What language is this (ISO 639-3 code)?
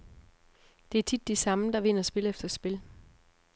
dan